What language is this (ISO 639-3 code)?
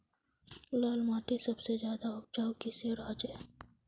mag